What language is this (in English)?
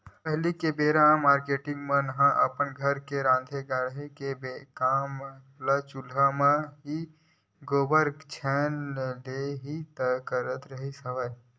Chhattisgarhi